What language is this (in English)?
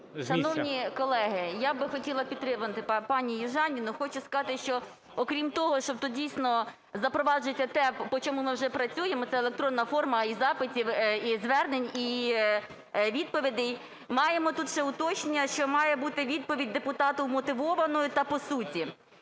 Ukrainian